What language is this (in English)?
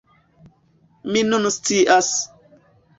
Esperanto